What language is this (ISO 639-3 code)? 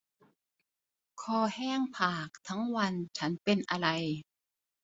tha